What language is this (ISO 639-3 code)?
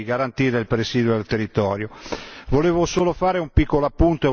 ita